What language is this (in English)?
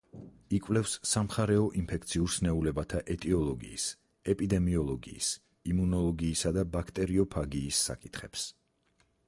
Georgian